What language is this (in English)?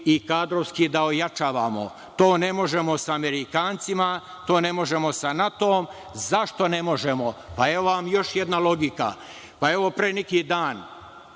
Serbian